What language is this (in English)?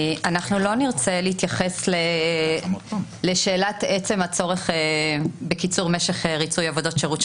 Hebrew